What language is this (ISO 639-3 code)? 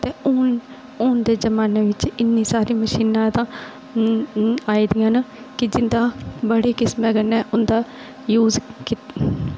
doi